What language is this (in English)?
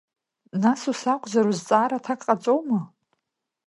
Abkhazian